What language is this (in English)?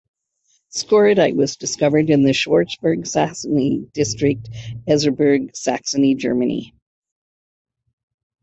English